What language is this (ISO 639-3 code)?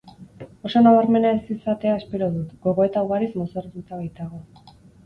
eus